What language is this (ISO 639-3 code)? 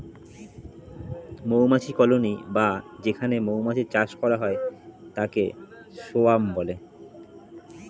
ben